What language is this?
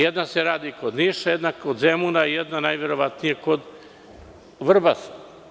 Serbian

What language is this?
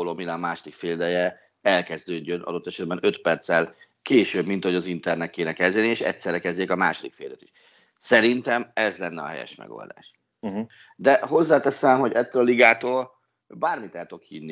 Hungarian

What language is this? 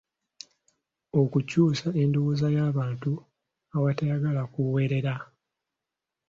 Ganda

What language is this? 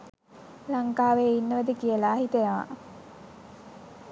Sinhala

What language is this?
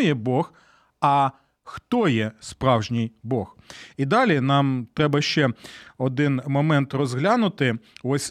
Ukrainian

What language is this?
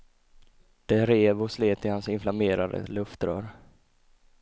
Swedish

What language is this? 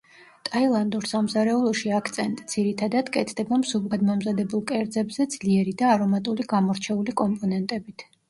Georgian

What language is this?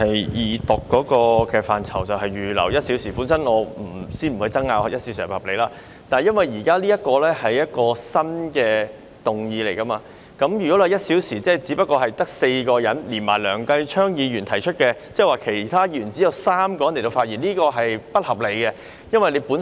Cantonese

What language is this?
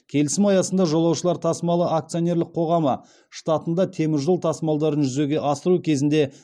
Kazakh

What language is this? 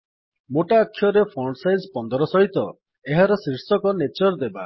Odia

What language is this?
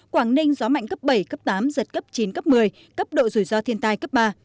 Vietnamese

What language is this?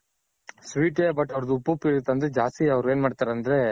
Kannada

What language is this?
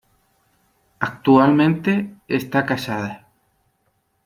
Spanish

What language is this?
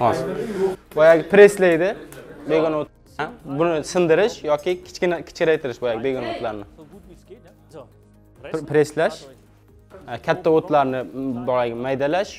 Turkish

